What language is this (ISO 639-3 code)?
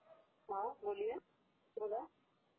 mar